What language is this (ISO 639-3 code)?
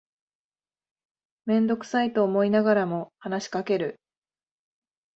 jpn